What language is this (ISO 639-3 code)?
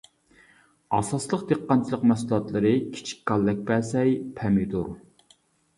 uig